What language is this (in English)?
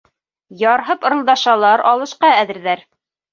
Bashkir